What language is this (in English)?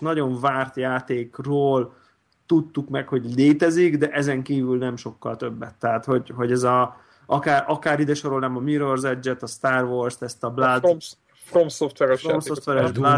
Hungarian